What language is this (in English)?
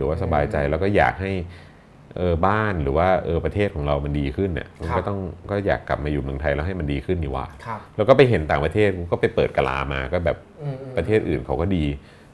Thai